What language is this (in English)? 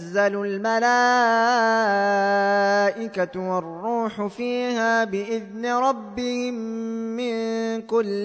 Arabic